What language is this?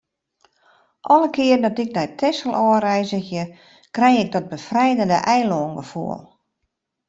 Western Frisian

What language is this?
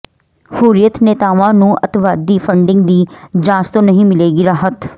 Punjabi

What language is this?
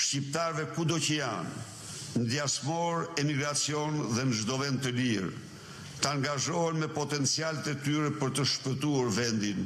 Romanian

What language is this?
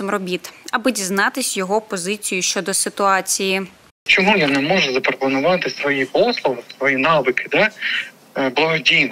Ukrainian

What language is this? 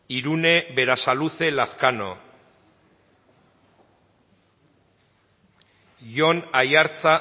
Basque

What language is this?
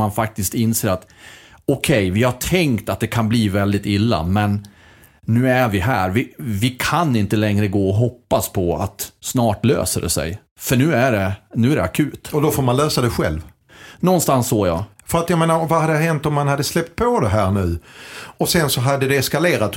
Swedish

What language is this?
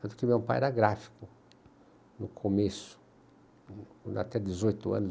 Portuguese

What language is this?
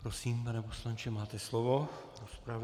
Czech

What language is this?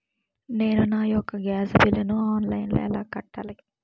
Telugu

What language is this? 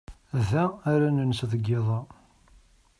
Kabyle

